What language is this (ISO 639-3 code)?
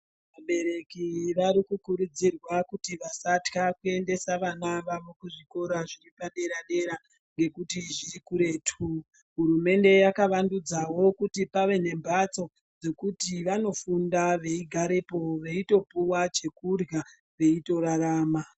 ndc